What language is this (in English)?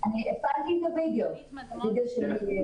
Hebrew